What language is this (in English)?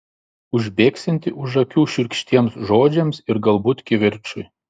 Lithuanian